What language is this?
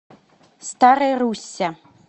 Russian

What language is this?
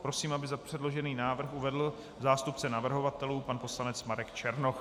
Czech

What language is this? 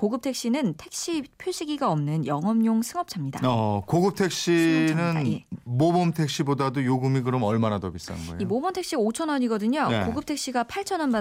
Korean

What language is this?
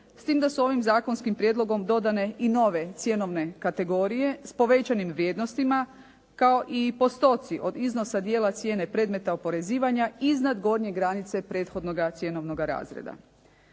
Croatian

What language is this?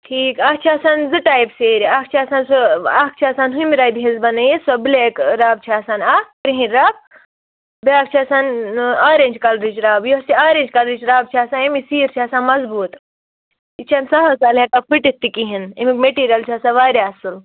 Kashmiri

